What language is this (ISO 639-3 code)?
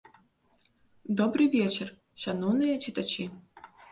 bel